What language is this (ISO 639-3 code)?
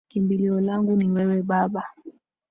swa